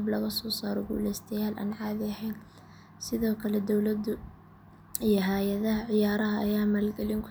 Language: Somali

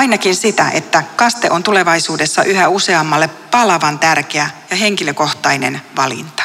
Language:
Finnish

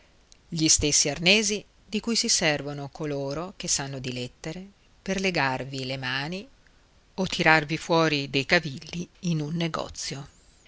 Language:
Italian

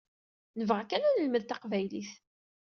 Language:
Kabyle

